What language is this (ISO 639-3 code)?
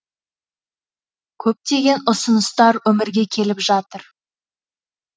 kaz